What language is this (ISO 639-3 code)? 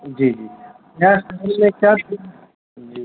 urd